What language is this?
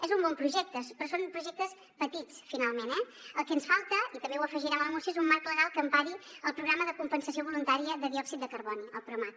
Catalan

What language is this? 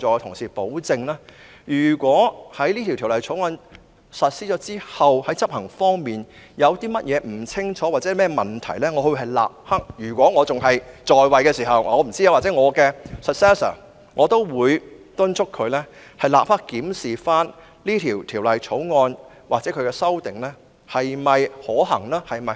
Cantonese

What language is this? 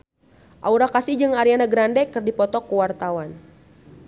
Sundanese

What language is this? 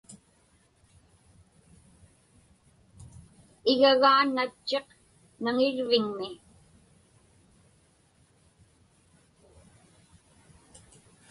Inupiaq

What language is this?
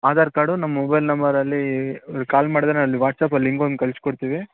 Kannada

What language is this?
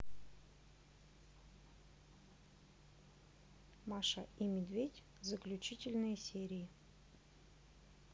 Russian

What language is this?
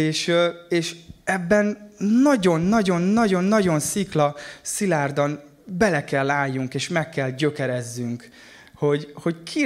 Hungarian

